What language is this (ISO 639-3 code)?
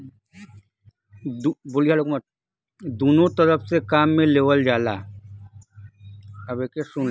bho